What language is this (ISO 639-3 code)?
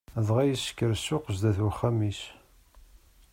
kab